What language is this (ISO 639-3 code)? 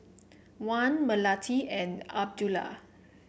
eng